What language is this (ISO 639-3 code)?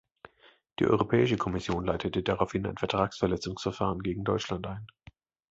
deu